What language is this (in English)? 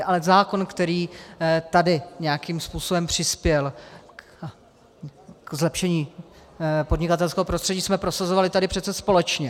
Czech